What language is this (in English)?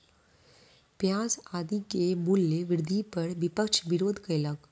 Maithili